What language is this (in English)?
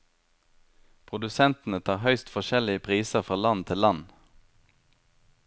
Norwegian